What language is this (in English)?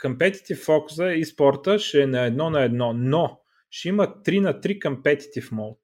Bulgarian